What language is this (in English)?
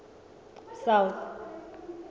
Southern Sotho